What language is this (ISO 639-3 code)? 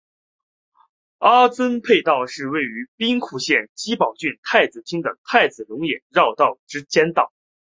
zho